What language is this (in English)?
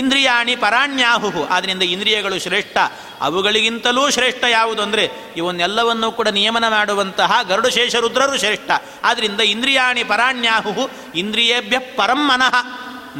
Kannada